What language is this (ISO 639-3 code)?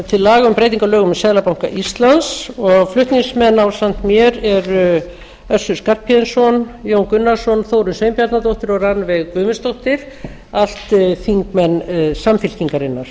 isl